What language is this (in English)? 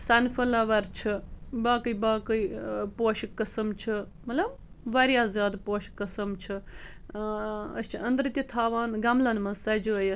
Kashmiri